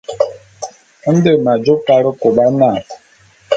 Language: Bulu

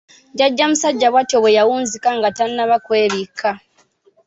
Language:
Ganda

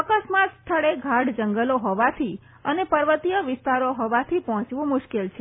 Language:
Gujarati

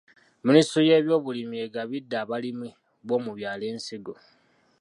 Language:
Ganda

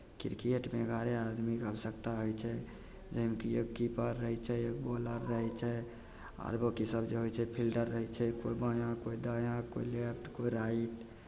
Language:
Maithili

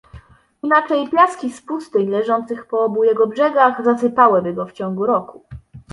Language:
Polish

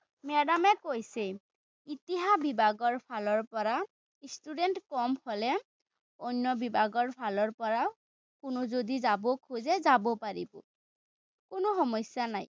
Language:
Assamese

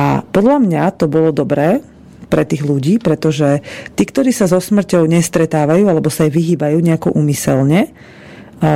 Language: Slovak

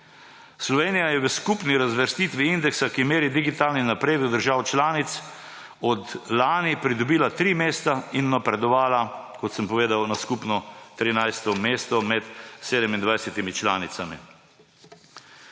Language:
Slovenian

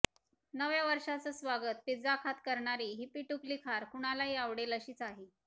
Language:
Marathi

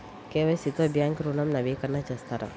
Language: Telugu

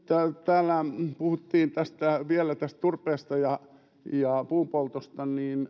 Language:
Finnish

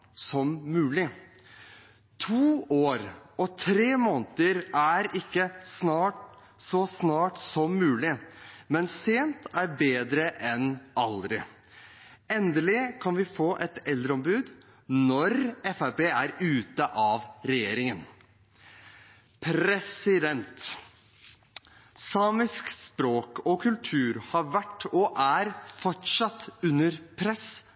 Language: Norwegian Bokmål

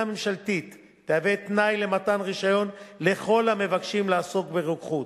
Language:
Hebrew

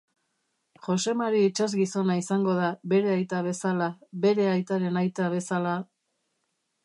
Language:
Basque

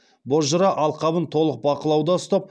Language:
Kazakh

